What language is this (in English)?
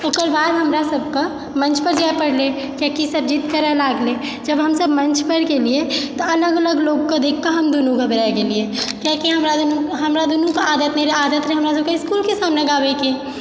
Maithili